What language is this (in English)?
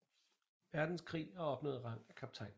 Danish